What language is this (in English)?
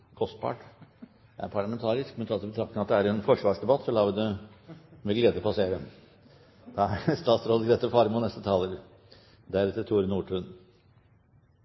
Norwegian Bokmål